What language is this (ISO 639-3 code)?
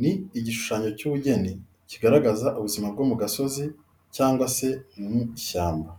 kin